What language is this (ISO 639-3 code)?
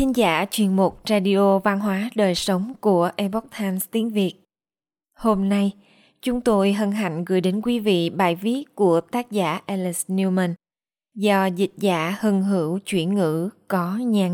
vie